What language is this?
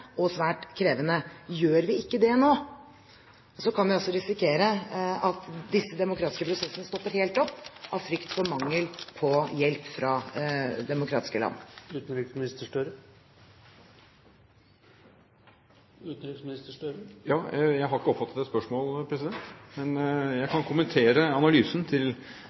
Norwegian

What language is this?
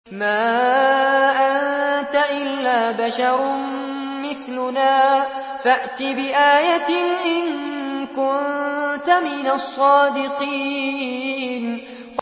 Arabic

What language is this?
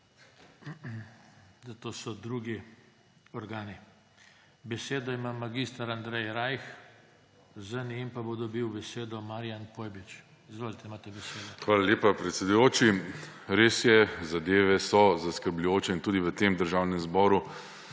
Slovenian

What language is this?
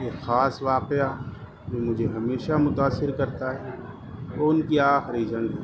Urdu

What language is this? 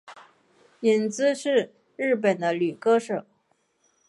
Chinese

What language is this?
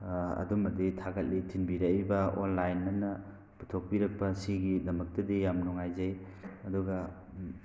Manipuri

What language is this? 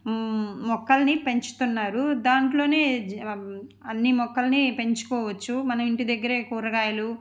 Telugu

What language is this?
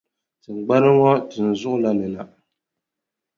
Dagbani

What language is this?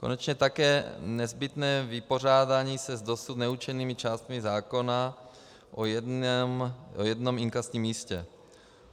Czech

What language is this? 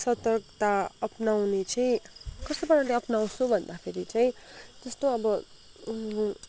Nepali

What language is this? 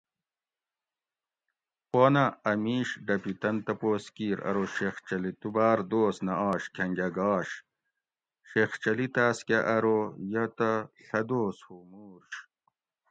Gawri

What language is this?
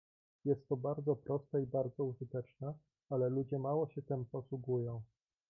Polish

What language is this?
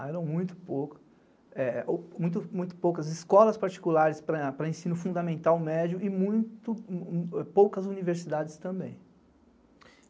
Portuguese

